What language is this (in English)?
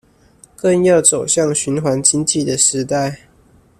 Chinese